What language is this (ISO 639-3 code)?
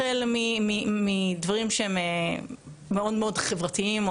heb